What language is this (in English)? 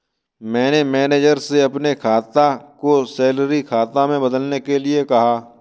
Hindi